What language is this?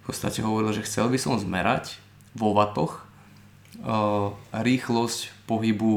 Slovak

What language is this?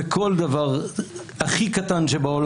Hebrew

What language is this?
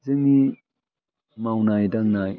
Bodo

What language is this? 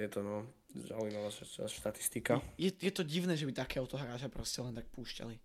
Slovak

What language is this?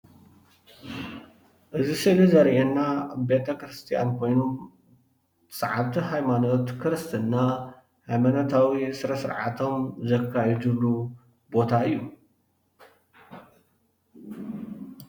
Tigrinya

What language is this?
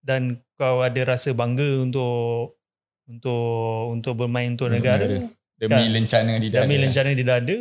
Malay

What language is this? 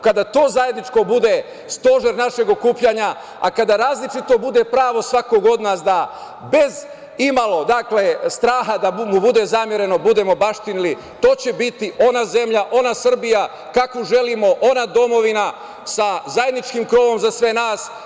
Serbian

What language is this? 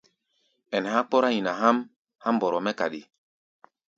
Gbaya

